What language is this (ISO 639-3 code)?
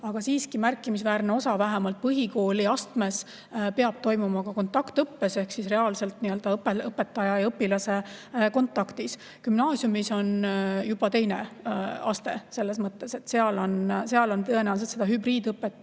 est